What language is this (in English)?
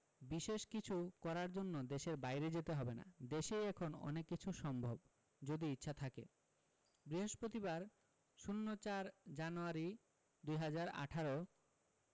Bangla